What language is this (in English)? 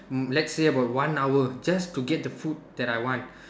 English